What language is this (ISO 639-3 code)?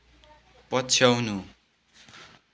nep